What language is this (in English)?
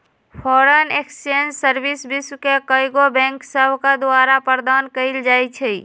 Magahi